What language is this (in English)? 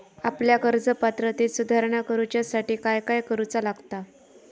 Marathi